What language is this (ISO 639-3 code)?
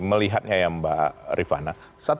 ind